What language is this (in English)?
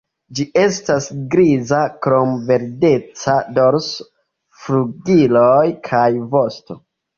Esperanto